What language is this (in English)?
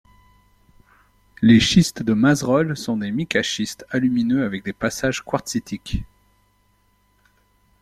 French